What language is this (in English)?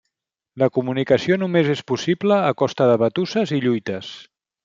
Catalan